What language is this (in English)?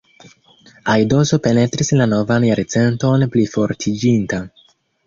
Esperanto